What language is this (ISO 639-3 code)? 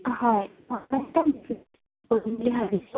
asm